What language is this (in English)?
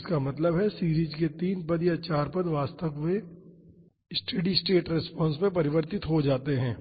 Hindi